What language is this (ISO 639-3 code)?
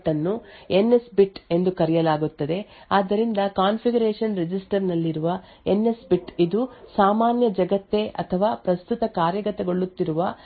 kan